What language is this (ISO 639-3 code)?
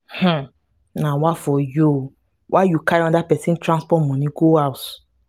pcm